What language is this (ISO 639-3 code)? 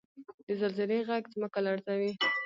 pus